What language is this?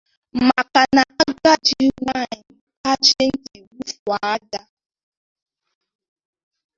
Igbo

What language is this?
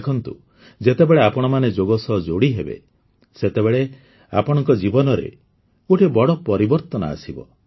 Odia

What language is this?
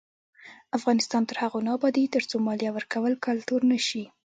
Pashto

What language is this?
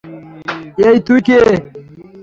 Bangla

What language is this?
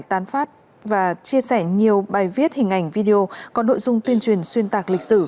Vietnamese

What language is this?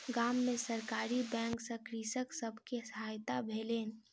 Maithili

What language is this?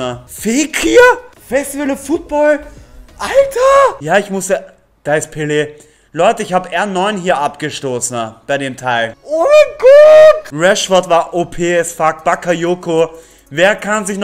German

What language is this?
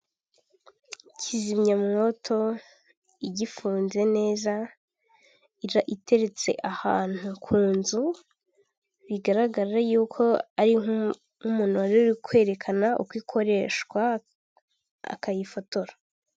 Kinyarwanda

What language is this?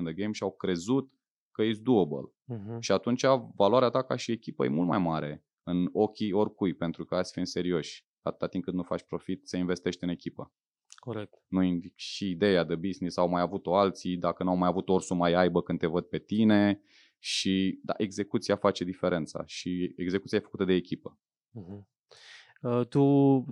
Romanian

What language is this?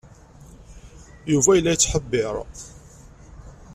Kabyle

